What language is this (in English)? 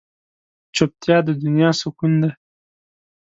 Pashto